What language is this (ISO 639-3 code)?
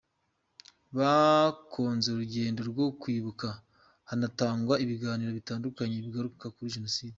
kin